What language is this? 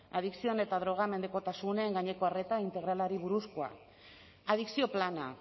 Basque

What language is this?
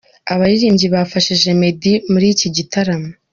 Kinyarwanda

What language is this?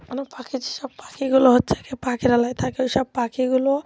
Bangla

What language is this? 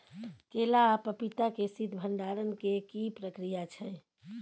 Maithili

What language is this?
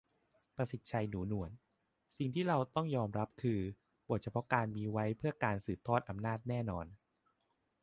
Thai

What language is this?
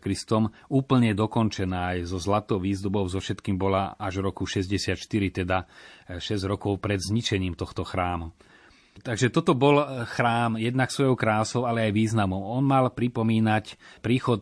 Slovak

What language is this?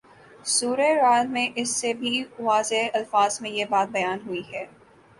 Urdu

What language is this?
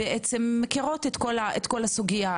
Hebrew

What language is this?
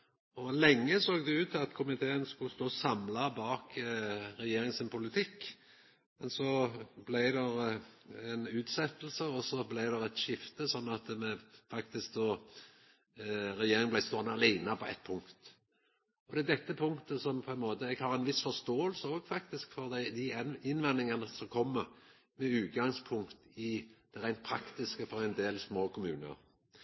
Norwegian Nynorsk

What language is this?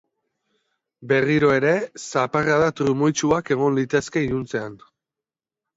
Basque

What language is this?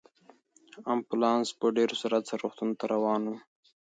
Pashto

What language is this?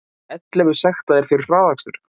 Icelandic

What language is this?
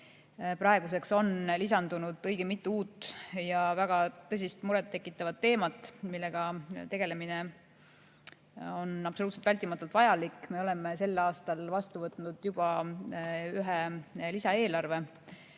Estonian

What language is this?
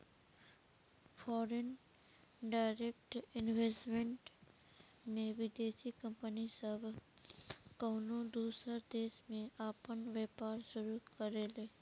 Bhojpuri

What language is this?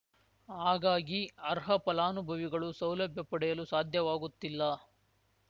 Kannada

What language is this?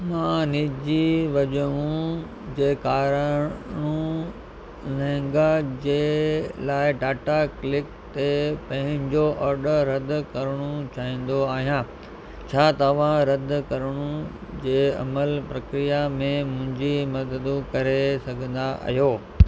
Sindhi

